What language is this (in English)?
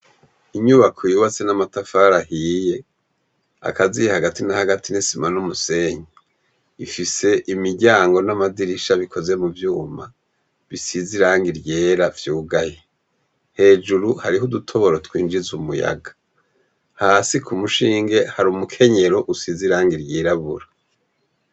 Rundi